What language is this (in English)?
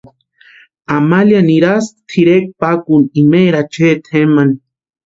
Western Highland Purepecha